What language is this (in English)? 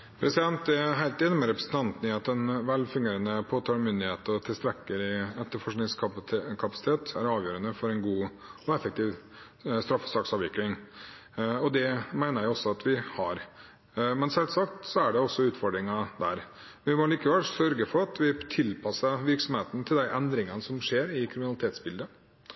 Norwegian Bokmål